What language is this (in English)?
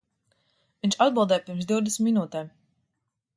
Latvian